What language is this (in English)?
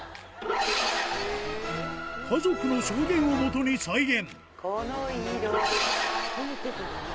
Japanese